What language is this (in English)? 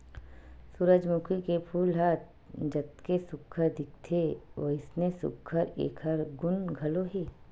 Chhattisgarhi